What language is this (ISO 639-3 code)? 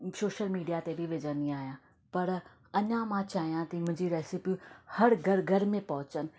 snd